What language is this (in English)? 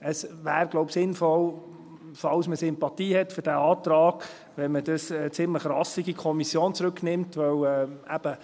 Swiss German